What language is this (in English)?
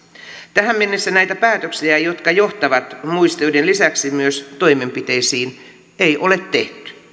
Finnish